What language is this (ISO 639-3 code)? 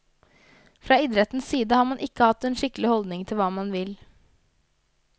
nor